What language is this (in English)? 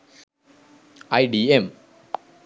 Sinhala